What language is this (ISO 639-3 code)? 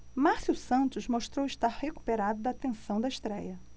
por